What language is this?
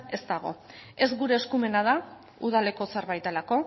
Basque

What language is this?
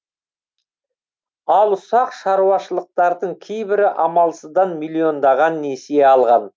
Kazakh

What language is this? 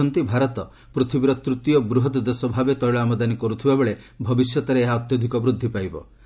Odia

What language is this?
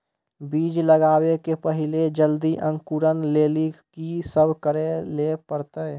Maithili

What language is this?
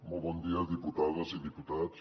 Catalan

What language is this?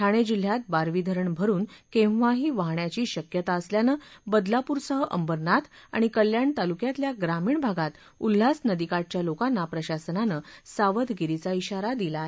Marathi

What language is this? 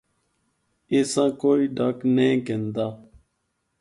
Northern Hindko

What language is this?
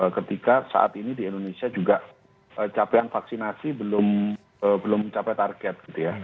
Indonesian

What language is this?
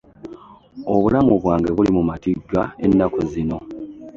Ganda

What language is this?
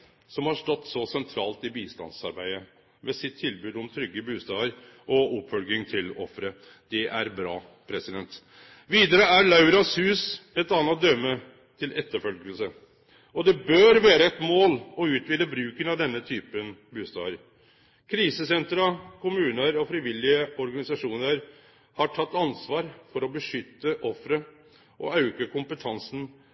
Norwegian Nynorsk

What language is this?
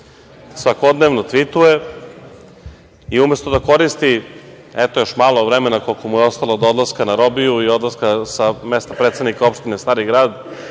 Serbian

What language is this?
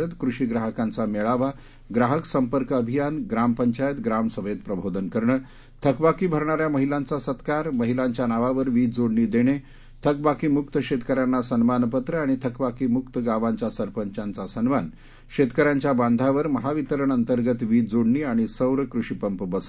Marathi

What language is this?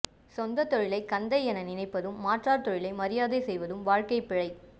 Tamil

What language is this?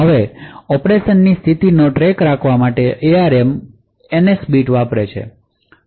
Gujarati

